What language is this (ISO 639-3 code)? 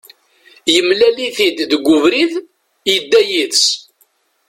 kab